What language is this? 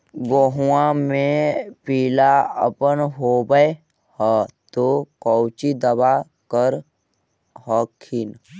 Magahi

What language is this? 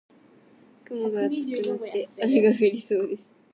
Japanese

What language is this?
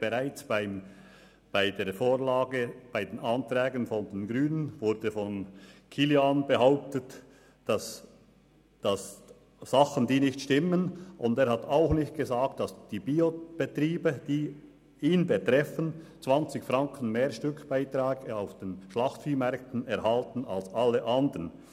Swiss German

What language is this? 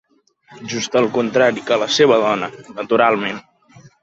Catalan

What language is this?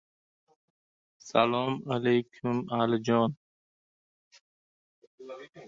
Uzbek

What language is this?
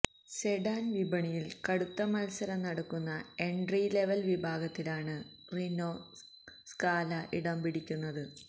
Malayalam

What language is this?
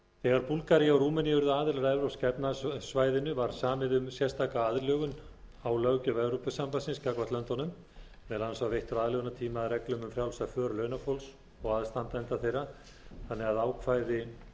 Icelandic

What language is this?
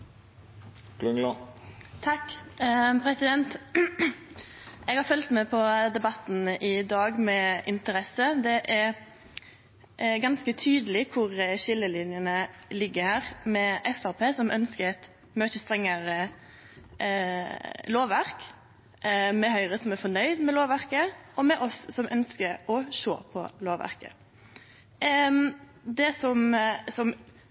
Norwegian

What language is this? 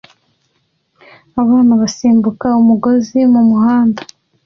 Kinyarwanda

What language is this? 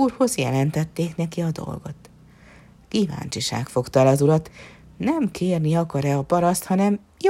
Hungarian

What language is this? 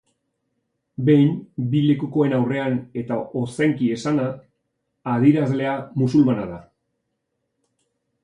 Basque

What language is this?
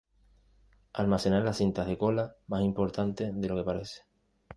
Spanish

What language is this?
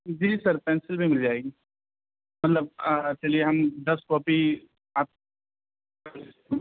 Urdu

